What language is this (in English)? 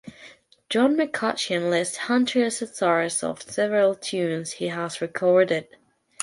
English